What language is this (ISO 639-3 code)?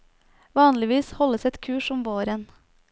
nor